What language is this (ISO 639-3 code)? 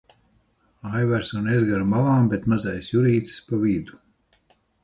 lav